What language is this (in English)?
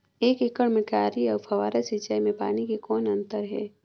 Chhattisgarhi